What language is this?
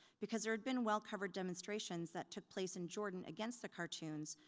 English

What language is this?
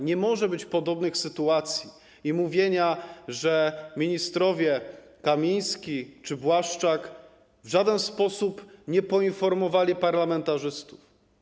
Polish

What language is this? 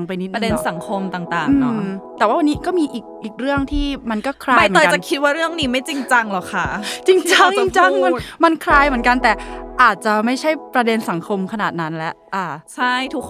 Thai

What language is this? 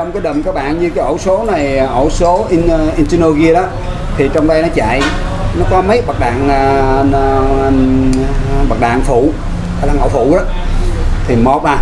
Vietnamese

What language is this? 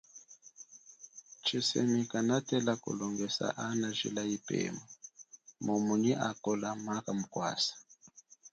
Chokwe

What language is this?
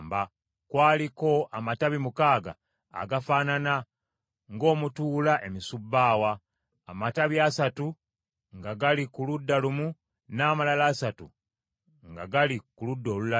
Ganda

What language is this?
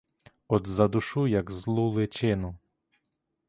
Ukrainian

